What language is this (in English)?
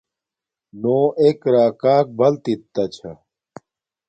Domaaki